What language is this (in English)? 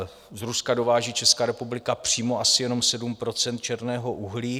Czech